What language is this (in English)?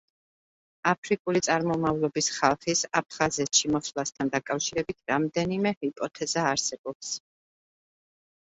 Georgian